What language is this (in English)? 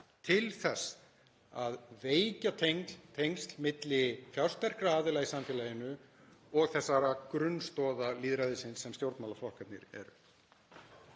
Icelandic